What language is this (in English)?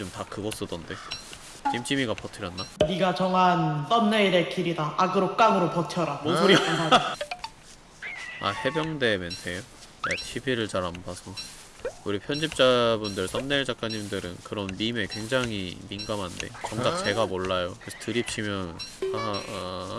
Korean